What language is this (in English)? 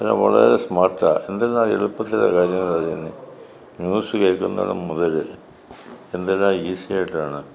Malayalam